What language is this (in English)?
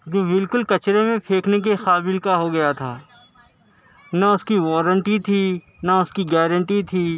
Urdu